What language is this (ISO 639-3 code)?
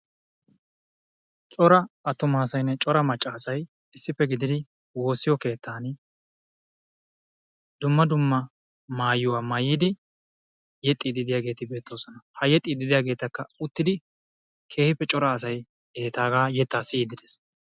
wal